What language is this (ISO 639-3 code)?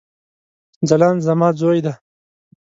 pus